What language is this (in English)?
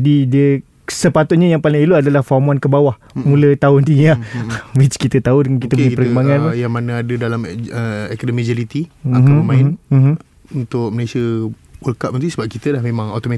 Malay